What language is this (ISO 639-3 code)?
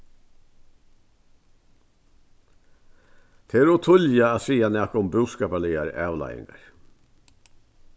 fao